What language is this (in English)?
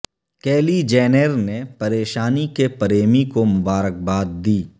Urdu